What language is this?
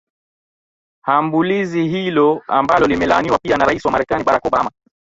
Swahili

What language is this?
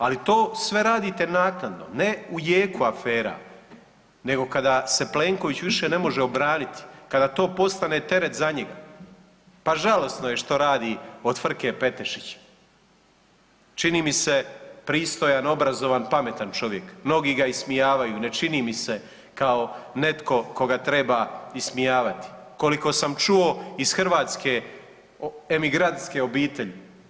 Croatian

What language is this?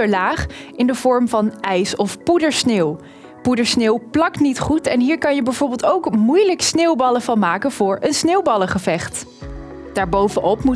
Dutch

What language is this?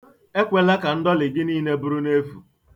Igbo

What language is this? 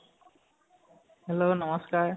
Assamese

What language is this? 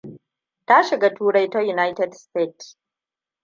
Hausa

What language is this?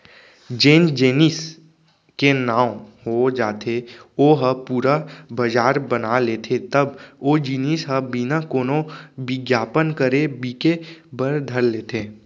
Chhattisgarhi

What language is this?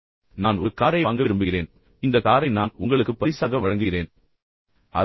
Tamil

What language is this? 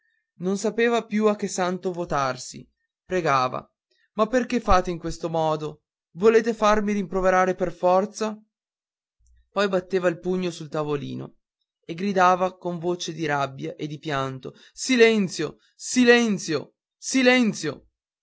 Italian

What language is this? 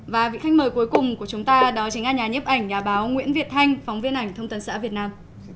Vietnamese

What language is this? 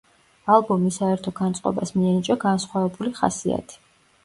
Georgian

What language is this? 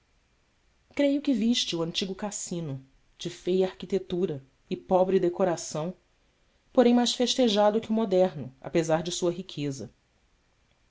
Portuguese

